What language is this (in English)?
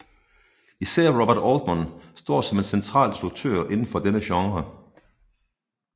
Danish